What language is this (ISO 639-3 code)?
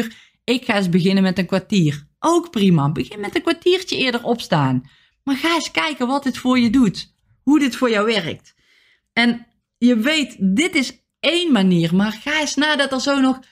nld